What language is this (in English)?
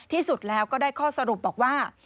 Thai